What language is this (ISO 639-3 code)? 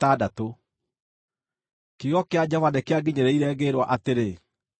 kik